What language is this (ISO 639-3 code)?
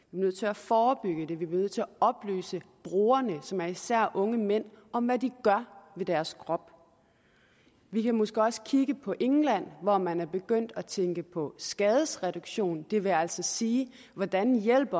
dan